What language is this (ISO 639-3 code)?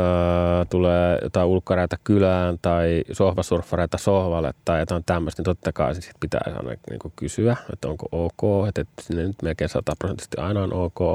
fin